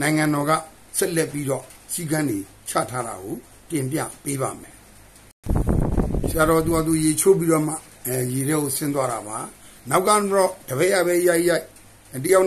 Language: Italian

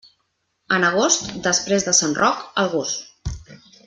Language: Catalan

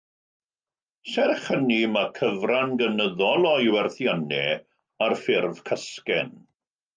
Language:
Welsh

